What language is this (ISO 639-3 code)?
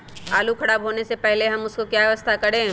mag